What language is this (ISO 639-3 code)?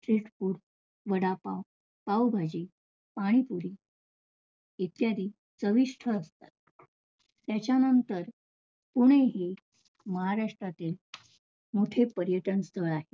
mar